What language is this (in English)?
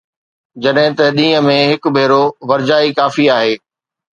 Sindhi